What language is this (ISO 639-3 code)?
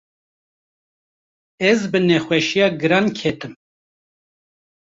kur